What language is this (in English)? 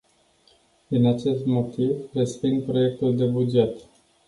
Romanian